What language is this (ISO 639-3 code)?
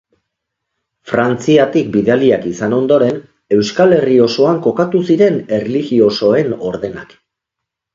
eus